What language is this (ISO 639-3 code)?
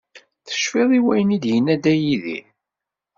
kab